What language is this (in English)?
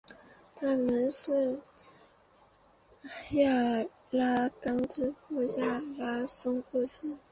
Chinese